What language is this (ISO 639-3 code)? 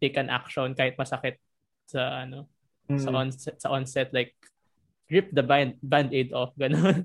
fil